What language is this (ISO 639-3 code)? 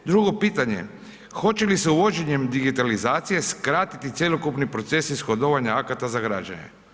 hrv